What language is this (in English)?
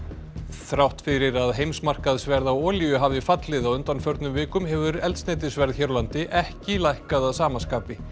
Icelandic